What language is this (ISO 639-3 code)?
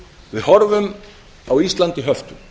isl